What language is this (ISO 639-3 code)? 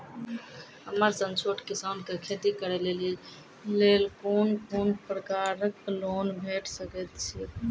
mai